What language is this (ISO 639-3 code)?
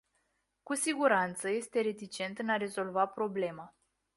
ron